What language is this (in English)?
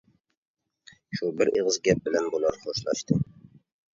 Uyghur